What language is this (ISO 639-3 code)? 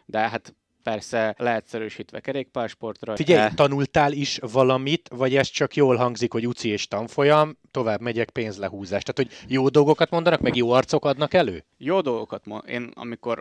hun